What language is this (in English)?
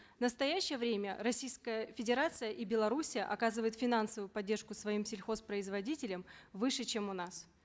Kazakh